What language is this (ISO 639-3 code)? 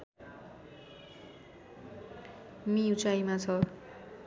nep